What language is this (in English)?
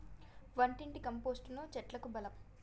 Telugu